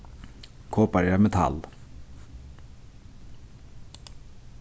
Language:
Faroese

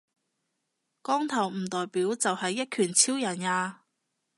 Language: Cantonese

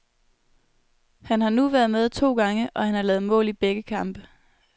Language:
Danish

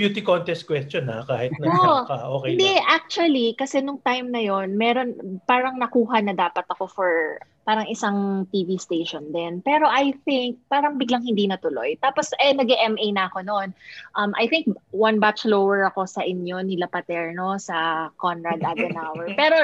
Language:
Filipino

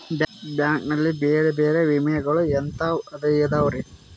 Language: Kannada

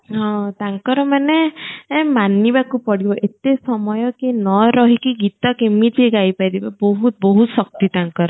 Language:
Odia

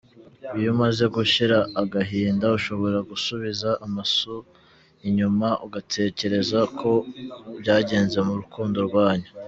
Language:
Kinyarwanda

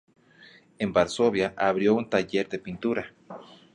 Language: Spanish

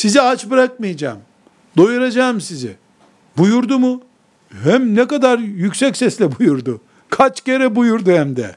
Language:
Turkish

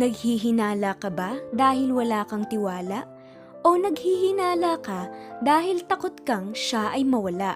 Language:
Filipino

